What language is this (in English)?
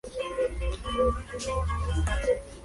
Spanish